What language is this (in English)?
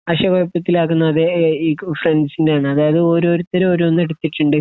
Malayalam